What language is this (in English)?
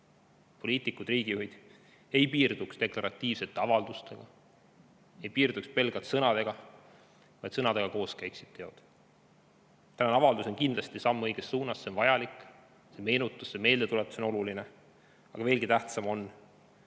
Estonian